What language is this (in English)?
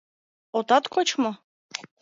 Mari